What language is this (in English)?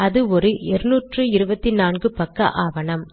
Tamil